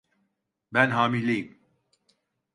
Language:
Turkish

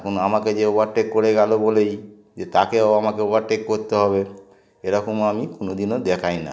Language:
Bangla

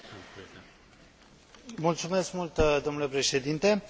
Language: Romanian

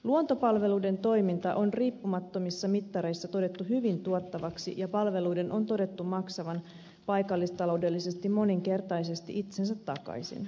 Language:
Finnish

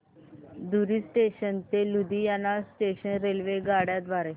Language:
Marathi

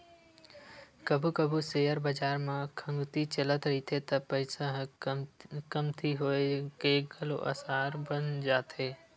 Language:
Chhattisgarhi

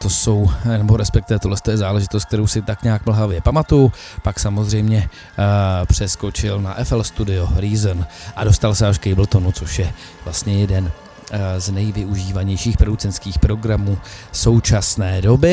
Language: Czech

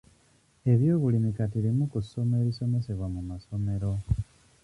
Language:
Ganda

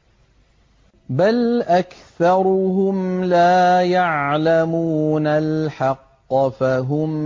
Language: Arabic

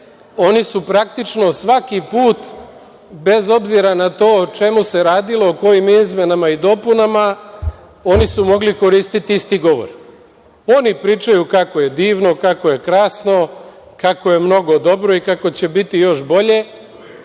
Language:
Serbian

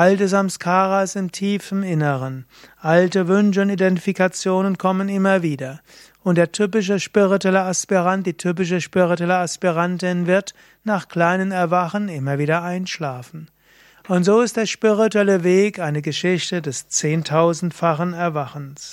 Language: German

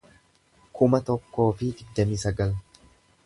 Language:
Oromo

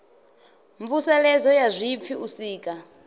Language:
Venda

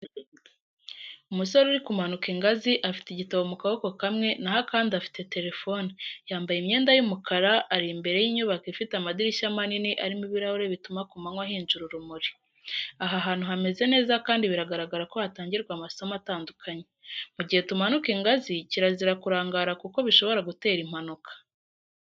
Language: Kinyarwanda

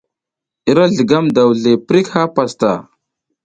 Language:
South Giziga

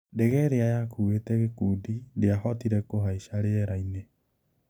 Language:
Kikuyu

